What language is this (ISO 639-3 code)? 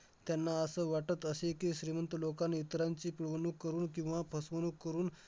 mar